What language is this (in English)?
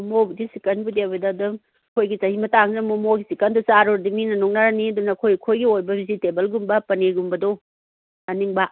Manipuri